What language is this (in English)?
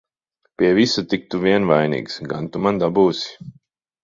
Latvian